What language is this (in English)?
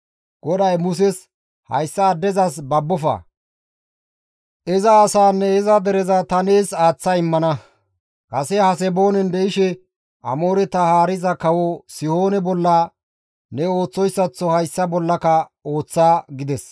Gamo